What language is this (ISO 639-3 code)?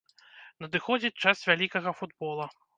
bel